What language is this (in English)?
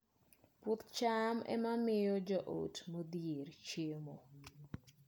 Luo (Kenya and Tanzania)